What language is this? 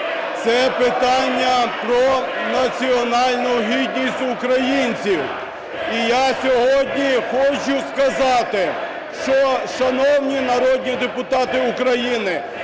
Ukrainian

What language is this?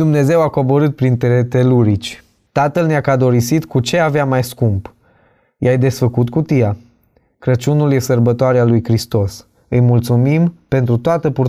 Romanian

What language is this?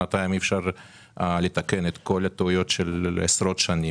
Hebrew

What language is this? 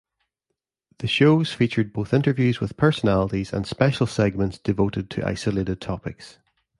English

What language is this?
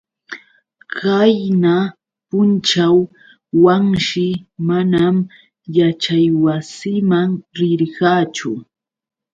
Yauyos Quechua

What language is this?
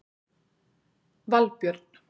Icelandic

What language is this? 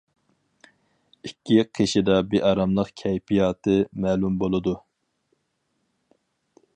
Uyghur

